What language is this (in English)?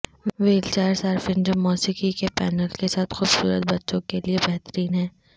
Urdu